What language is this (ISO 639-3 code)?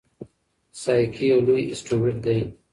pus